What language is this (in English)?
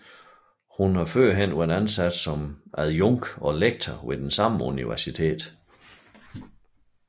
Danish